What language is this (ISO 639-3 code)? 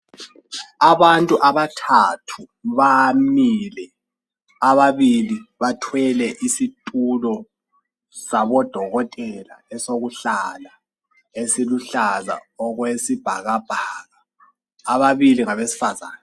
nde